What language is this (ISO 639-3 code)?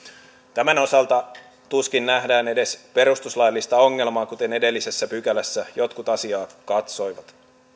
fin